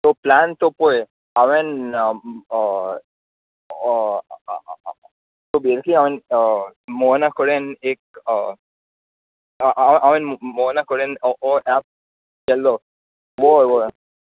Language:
Konkani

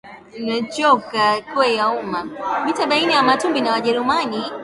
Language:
Swahili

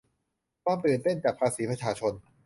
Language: Thai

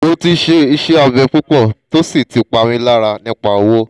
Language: Yoruba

